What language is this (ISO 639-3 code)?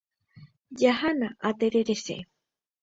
grn